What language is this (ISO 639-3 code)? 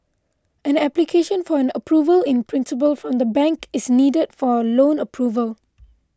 eng